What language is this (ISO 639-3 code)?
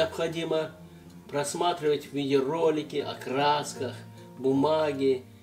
rus